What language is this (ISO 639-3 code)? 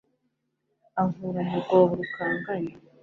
kin